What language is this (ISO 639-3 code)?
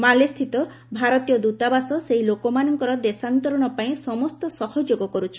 ori